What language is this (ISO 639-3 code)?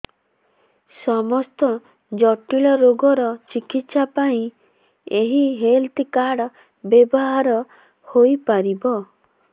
ori